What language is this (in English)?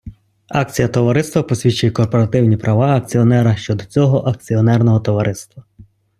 Ukrainian